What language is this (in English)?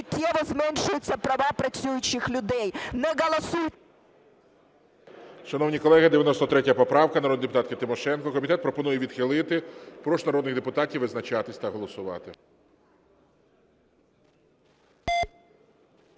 Ukrainian